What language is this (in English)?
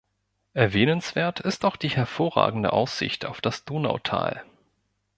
German